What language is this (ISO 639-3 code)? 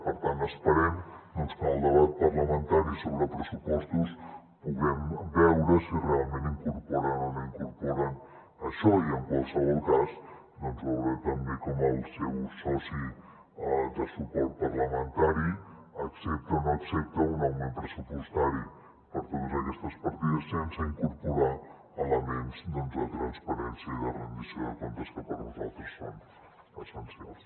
cat